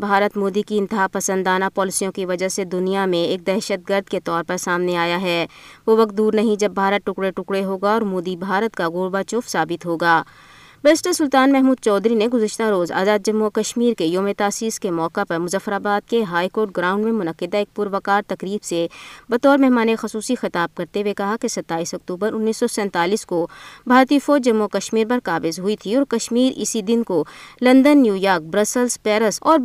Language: Urdu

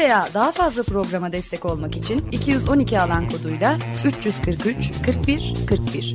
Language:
Turkish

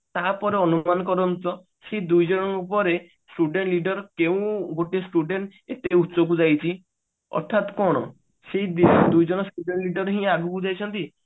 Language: Odia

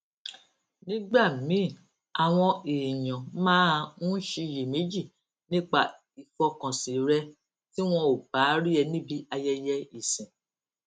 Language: Yoruba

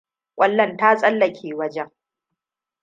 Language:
Hausa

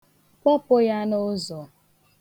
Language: Igbo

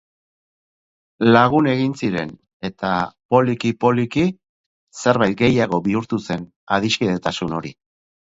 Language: Basque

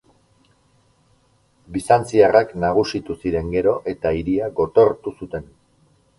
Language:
Basque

